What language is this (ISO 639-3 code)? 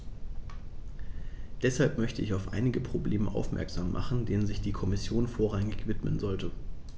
deu